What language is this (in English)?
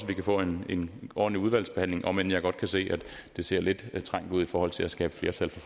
Danish